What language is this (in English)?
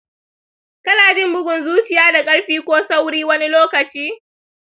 Hausa